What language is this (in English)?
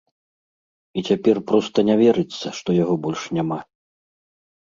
Belarusian